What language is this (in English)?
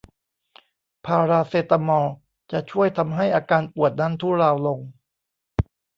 Thai